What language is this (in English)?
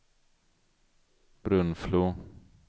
Swedish